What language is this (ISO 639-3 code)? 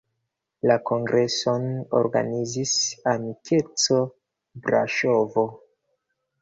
epo